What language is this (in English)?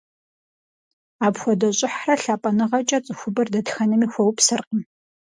Kabardian